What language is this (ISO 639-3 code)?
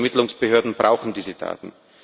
deu